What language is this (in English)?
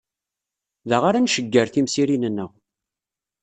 Kabyle